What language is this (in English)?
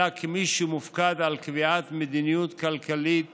Hebrew